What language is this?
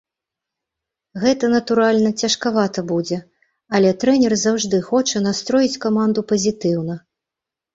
Belarusian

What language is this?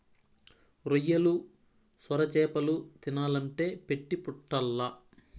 Telugu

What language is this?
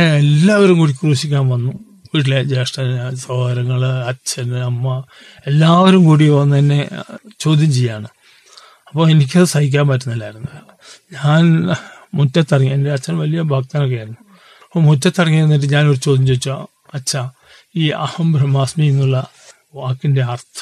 Malayalam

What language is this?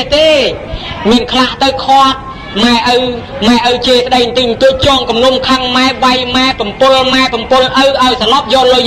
Thai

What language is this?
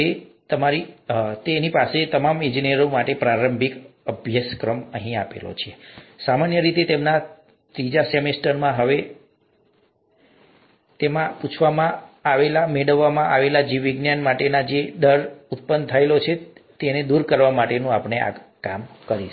Gujarati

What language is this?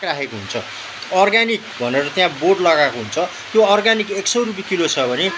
Nepali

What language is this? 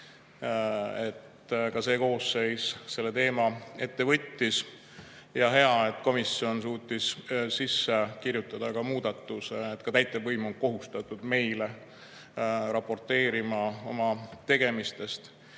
Estonian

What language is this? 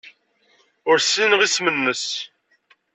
Kabyle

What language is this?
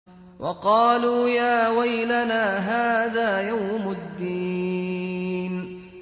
Arabic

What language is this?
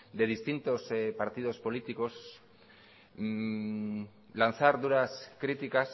Spanish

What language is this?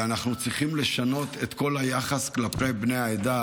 Hebrew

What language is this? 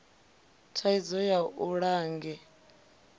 Venda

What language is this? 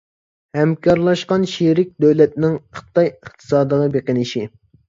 Uyghur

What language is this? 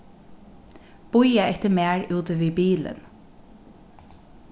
Faroese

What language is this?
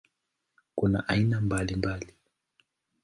Swahili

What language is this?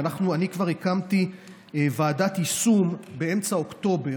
Hebrew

